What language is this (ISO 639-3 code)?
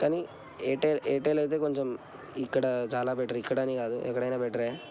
tel